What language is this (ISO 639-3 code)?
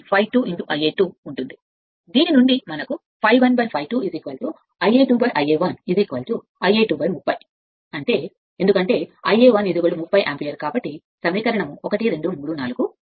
tel